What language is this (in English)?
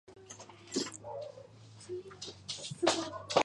Georgian